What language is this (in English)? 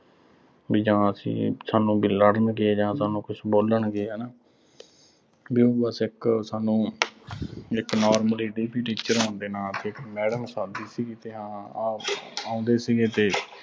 Punjabi